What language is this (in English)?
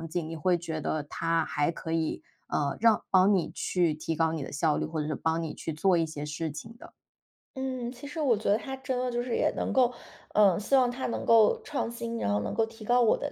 Chinese